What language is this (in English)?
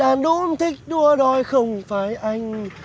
Vietnamese